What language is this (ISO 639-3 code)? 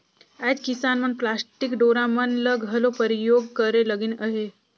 hne